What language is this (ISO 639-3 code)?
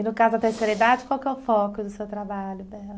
por